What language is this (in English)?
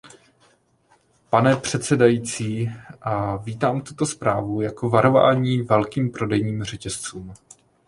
Czech